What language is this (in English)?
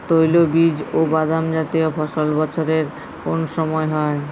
Bangla